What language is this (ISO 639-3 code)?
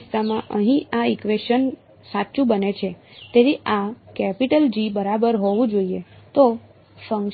guj